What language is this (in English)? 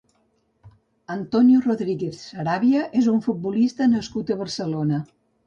Catalan